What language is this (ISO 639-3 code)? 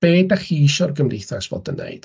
cym